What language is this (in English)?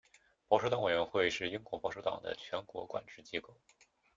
Chinese